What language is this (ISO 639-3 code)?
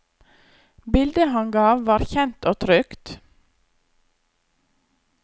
nor